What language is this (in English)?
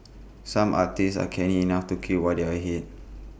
English